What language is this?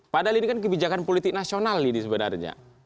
Indonesian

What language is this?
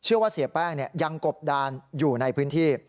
Thai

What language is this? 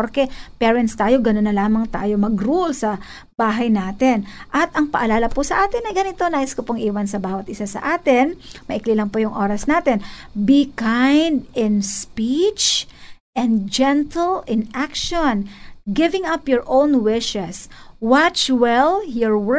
Filipino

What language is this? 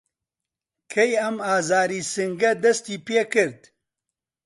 Central Kurdish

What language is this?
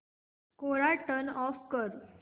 Marathi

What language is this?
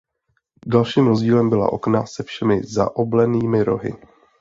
Czech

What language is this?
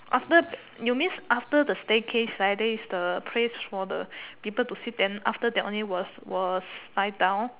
English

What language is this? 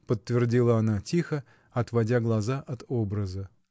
Russian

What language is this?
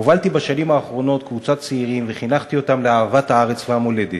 Hebrew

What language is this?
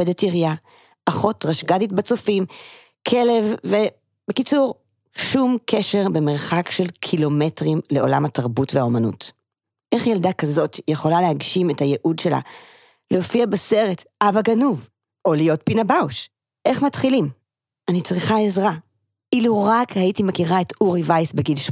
Hebrew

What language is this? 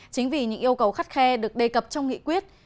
Vietnamese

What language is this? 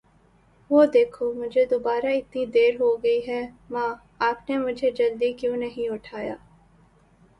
Urdu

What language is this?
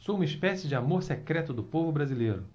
Portuguese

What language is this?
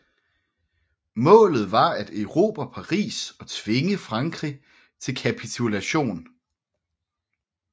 Danish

